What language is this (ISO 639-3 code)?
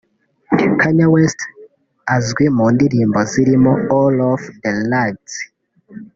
kin